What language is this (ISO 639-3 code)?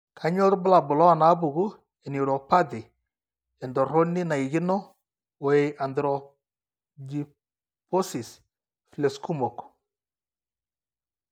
mas